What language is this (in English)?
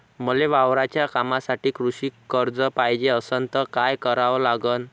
Marathi